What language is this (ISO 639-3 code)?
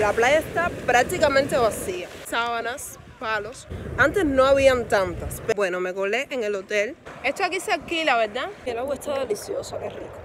spa